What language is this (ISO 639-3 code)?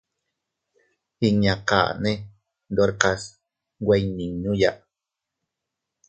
cut